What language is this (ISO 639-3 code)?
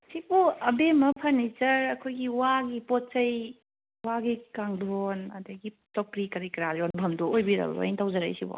mni